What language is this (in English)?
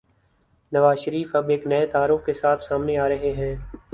Urdu